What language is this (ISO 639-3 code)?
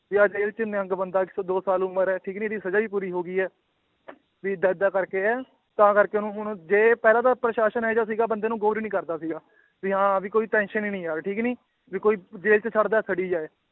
pan